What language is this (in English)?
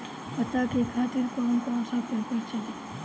Bhojpuri